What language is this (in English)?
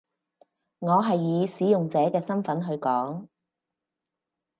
Cantonese